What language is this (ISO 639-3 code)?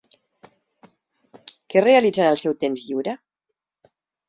cat